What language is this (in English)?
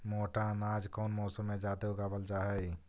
Magahi